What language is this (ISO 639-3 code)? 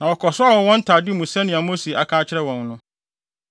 aka